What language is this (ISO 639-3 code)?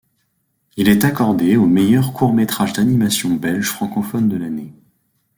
fra